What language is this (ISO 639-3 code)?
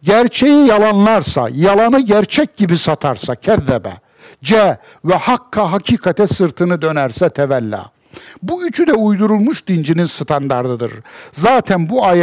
tur